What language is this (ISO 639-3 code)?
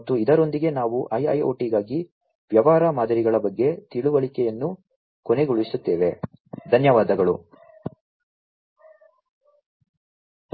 kan